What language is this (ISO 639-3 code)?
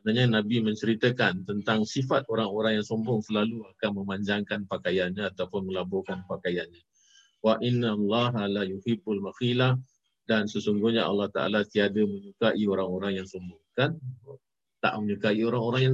msa